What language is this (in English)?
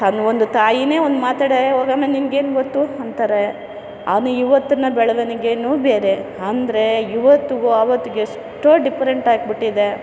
Kannada